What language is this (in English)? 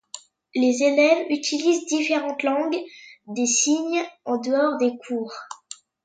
French